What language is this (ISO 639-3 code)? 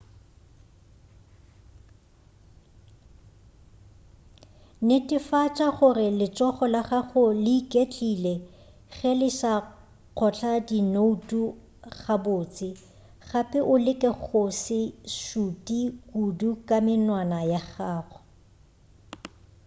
nso